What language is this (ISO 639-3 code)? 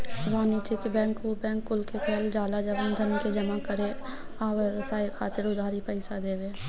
bho